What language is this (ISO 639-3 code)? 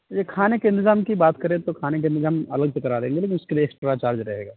urd